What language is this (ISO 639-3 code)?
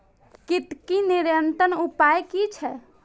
mai